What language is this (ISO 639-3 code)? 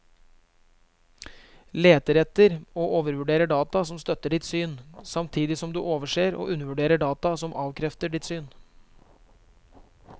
nor